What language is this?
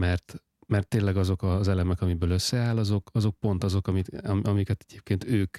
Hungarian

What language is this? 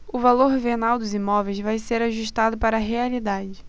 Portuguese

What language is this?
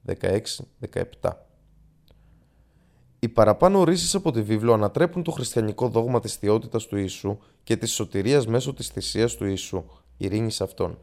Greek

